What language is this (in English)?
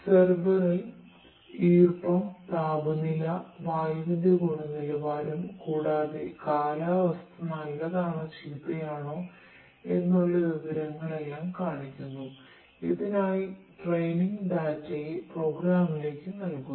Malayalam